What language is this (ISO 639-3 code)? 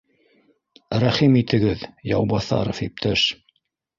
bak